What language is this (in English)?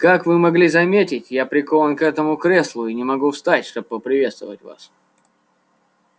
Russian